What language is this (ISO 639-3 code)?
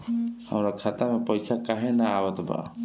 bho